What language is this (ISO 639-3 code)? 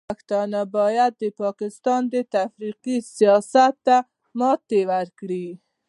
pus